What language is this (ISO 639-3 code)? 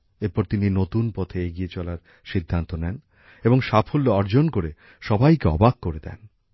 ben